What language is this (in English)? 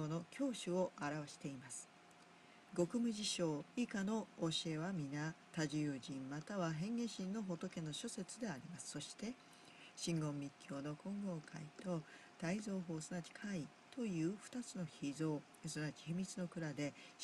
Japanese